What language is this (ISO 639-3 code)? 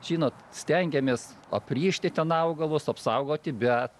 lit